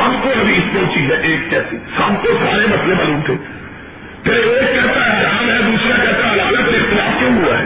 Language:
Urdu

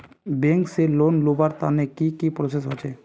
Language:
Magahi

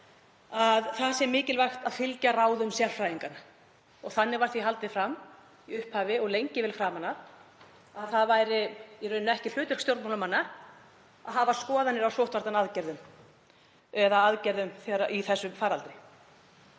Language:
Icelandic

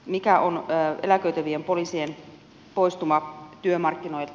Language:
Finnish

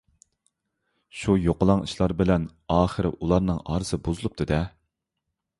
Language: Uyghur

